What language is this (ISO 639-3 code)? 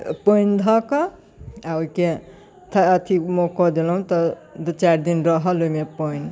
mai